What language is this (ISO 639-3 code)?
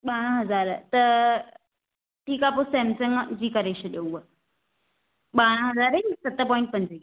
snd